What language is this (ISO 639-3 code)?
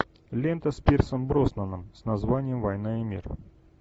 rus